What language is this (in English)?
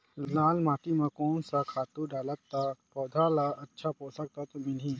Chhattisgarhi